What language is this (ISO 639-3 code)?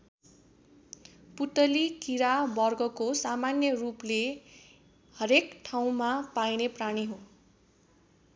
nep